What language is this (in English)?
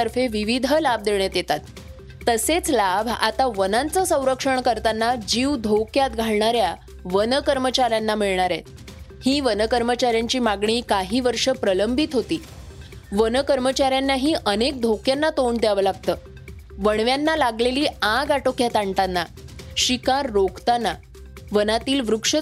Marathi